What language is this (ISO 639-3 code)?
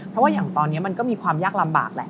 tha